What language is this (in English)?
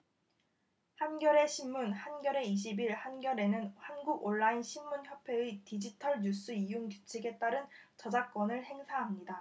Korean